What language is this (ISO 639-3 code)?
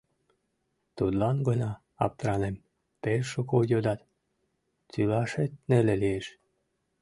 chm